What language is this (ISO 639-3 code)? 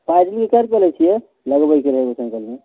mai